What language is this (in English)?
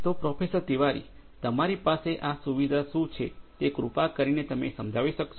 Gujarati